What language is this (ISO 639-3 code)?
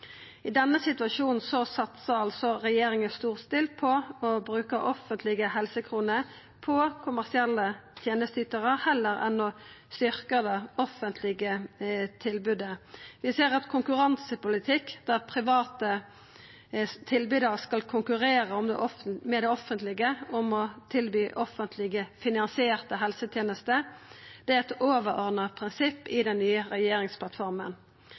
nno